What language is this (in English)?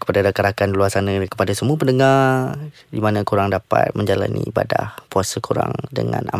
Malay